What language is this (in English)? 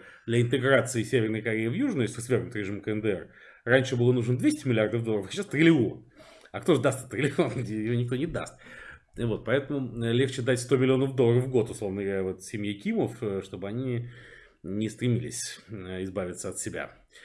Russian